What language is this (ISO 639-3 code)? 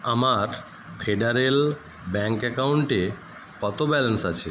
ben